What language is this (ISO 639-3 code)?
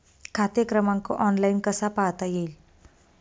mar